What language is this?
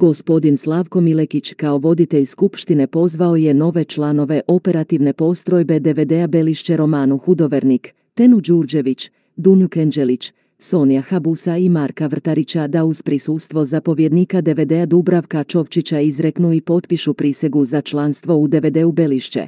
Croatian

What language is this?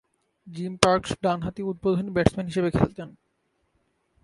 Bangla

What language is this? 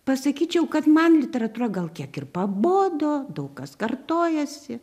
Lithuanian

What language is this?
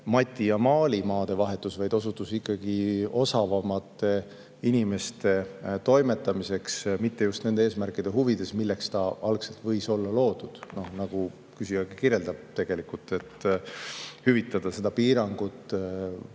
Estonian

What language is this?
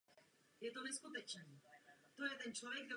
Czech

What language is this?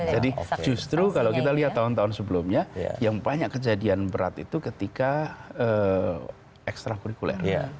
Indonesian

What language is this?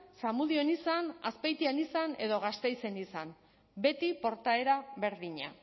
Basque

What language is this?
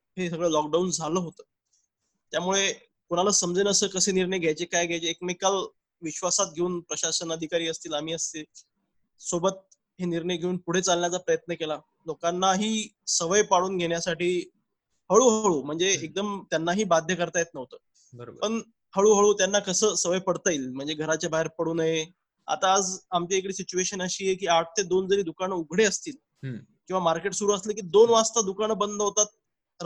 Marathi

